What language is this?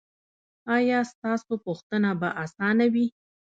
Pashto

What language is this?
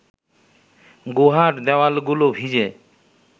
Bangla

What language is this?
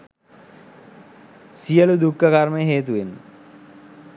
Sinhala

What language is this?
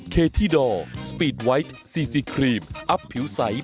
Thai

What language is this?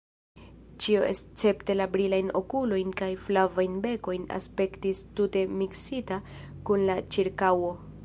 Esperanto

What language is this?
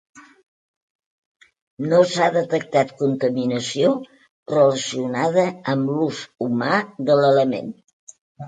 Catalan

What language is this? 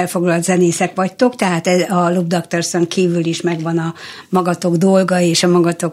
Hungarian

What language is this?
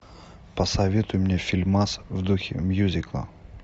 Russian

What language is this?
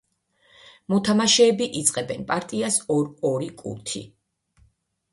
Georgian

